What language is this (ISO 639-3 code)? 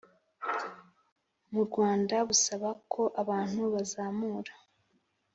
kin